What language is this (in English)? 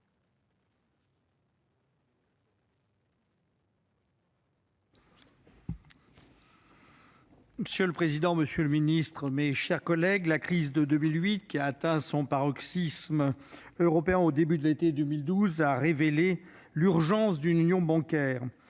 French